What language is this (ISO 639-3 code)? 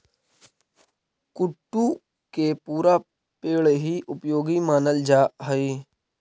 mag